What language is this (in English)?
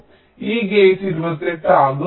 Malayalam